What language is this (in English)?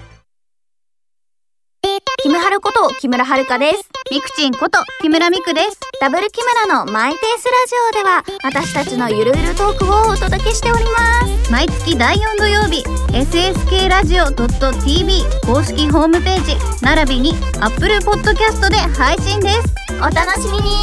Japanese